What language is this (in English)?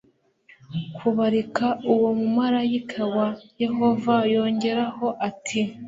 Kinyarwanda